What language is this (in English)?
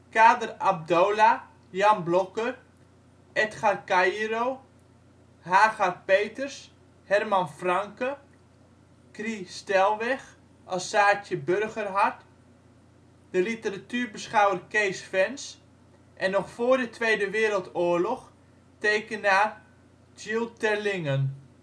Dutch